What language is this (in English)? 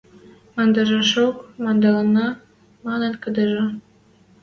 Western Mari